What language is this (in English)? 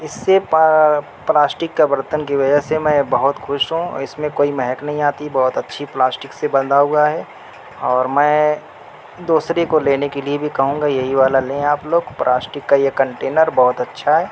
Urdu